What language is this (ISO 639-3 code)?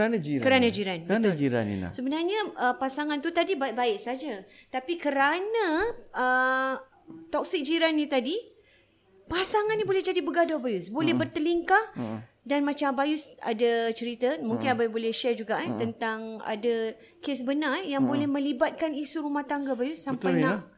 msa